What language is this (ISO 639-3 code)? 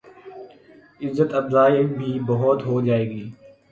urd